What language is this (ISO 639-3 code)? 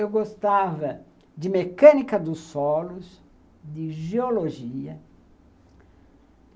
por